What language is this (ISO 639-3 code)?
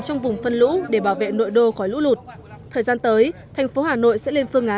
vie